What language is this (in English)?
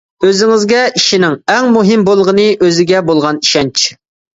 Uyghur